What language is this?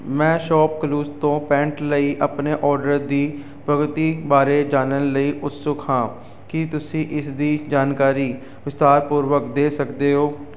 Punjabi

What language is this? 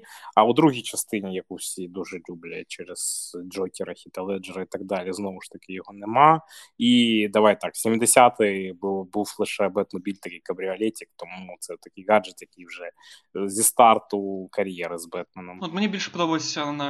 Ukrainian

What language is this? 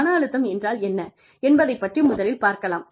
Tamil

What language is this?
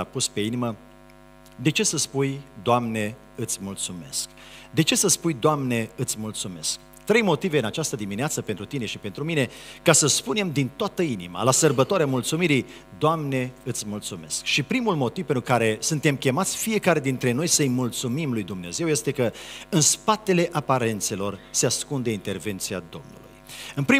Romanian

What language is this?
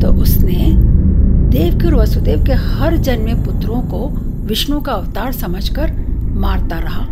Hindi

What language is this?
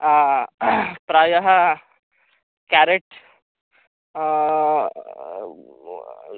Sanskrit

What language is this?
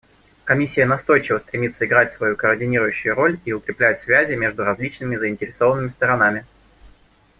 Russian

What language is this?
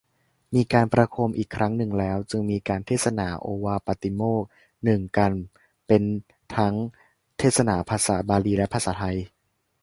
Thai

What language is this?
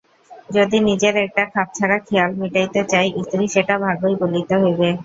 Bangla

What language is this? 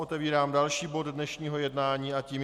Czech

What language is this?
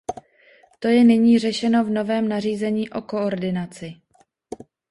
Czech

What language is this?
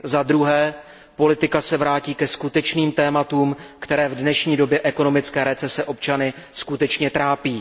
Czech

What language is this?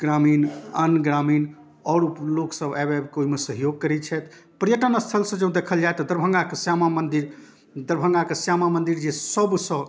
Maithili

